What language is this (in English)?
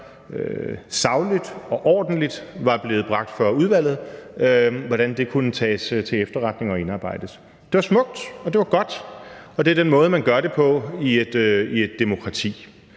Danish